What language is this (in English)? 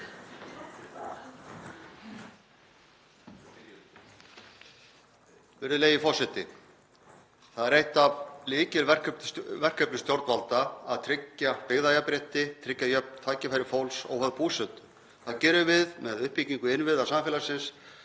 Icelandic